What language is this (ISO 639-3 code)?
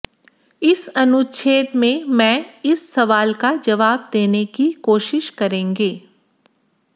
hin